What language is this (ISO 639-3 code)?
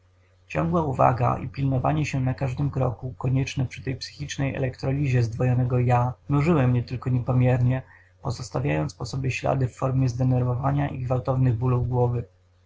pol